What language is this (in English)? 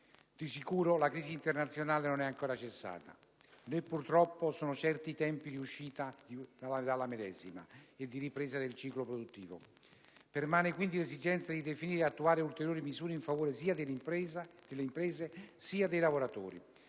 Italian